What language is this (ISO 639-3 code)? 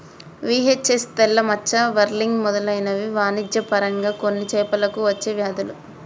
tel